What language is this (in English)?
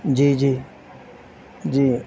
Urdu